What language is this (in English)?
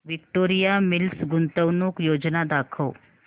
Marathi